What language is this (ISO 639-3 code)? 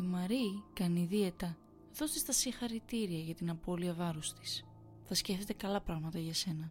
ell